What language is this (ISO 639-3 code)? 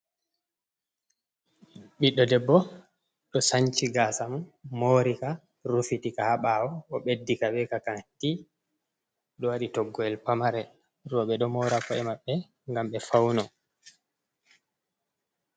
ful